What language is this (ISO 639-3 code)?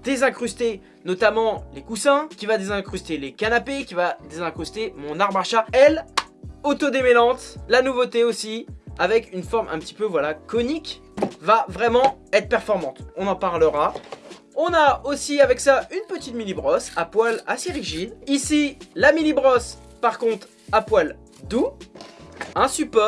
fra